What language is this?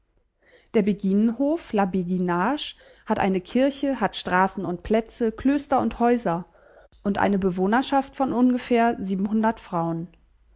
German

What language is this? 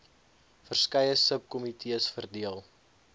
Afrikaans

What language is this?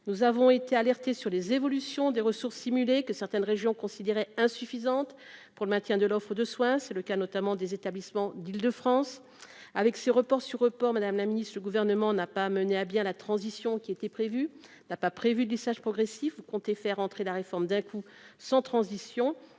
French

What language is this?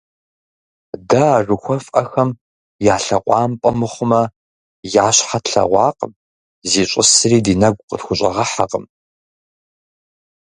Kabardian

